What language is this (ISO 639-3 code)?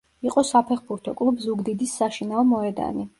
kat